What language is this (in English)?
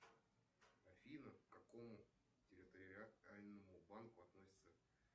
Russian